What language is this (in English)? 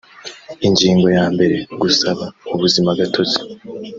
Kinyarwanda